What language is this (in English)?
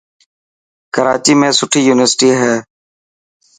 Dhatki